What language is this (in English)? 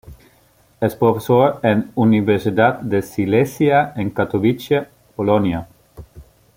Spanish